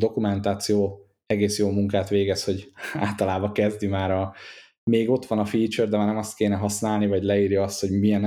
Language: Hungarian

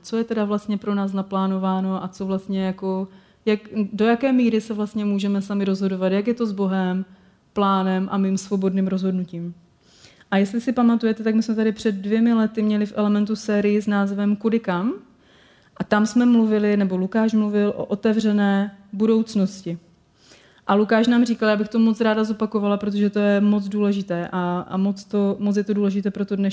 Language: Czech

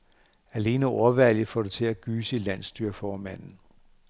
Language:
Danish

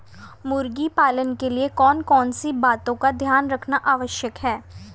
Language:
Hindi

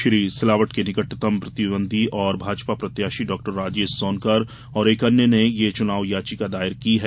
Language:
Hindi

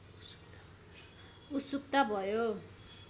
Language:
Nepali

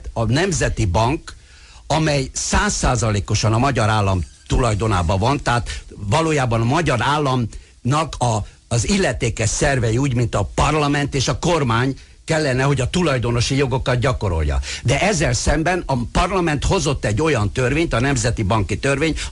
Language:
Hungarian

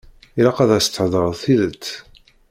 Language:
Kabyle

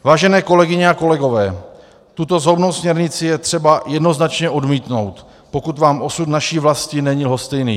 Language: Czech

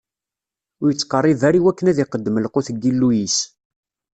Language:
Kabyle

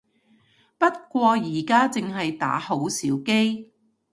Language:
Cantonese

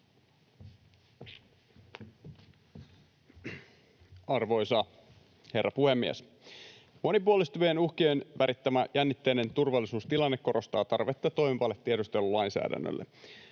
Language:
Finnish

